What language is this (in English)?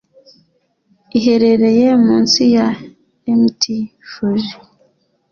Kinyarwanda